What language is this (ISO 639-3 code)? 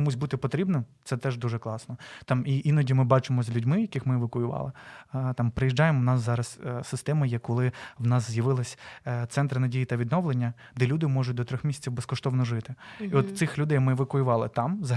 ukr